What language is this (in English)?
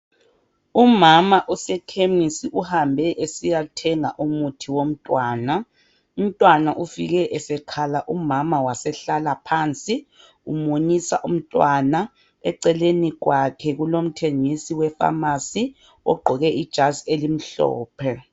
North Ndebele